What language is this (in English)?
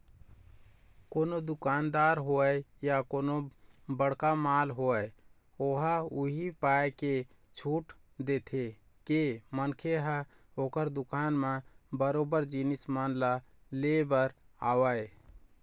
Chhattisgarhi